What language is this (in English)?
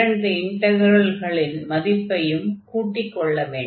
Tamil